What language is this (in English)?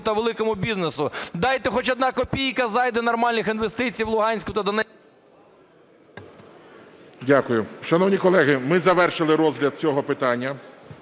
Ukrainian